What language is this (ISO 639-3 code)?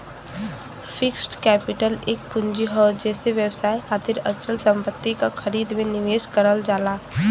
bho